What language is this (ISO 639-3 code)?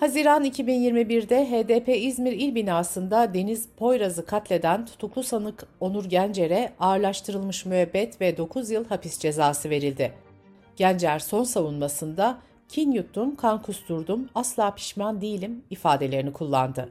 tur